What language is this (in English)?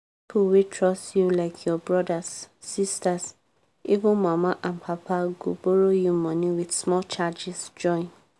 Nigerian Pidgin